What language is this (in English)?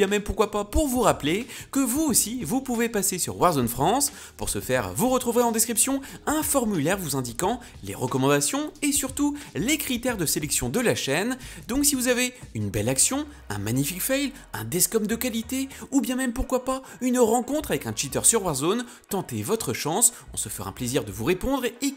French